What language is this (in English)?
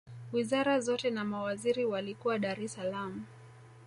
Swahili